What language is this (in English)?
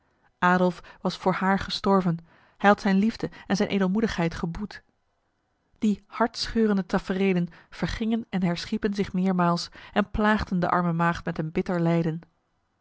Dutch